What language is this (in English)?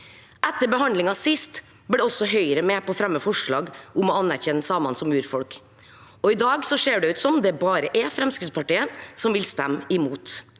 Norwegian